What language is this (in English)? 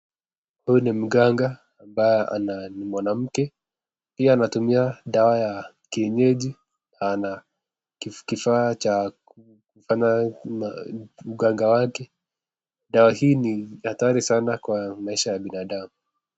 Swahili